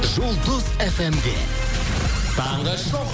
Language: Kazakh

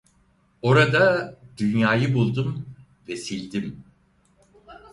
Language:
Turkish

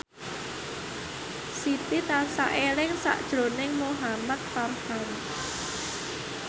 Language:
Javanese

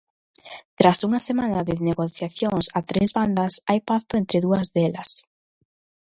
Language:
Galician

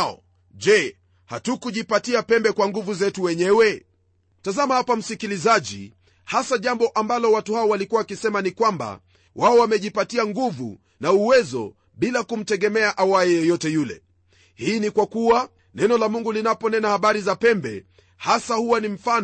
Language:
Swahili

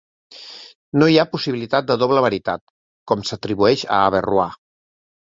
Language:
Catalan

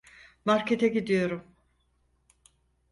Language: Turkish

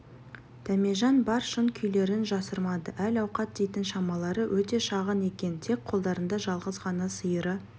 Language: Kazakh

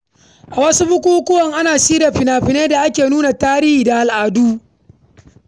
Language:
Hausa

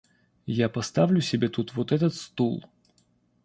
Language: Russian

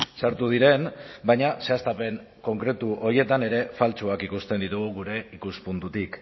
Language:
Basque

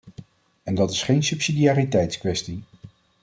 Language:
Dutch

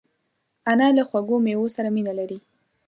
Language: Pashto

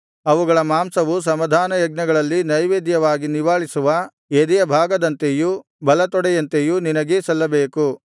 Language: Kannada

